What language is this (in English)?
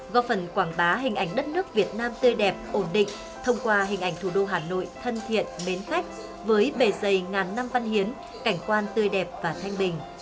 Vietnamese